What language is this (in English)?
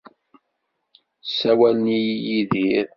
Kabyle